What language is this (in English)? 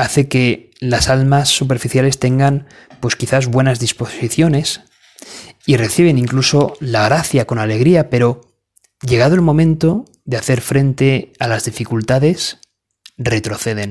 Spanish